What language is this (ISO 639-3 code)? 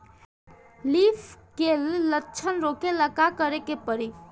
bho